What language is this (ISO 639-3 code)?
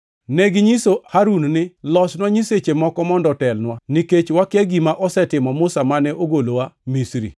luo